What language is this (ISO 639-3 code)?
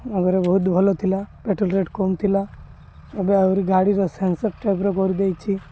ori